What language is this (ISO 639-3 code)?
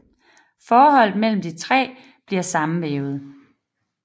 dan